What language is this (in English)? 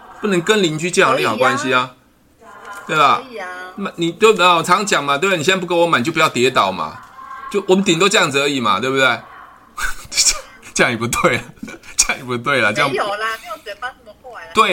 Chinese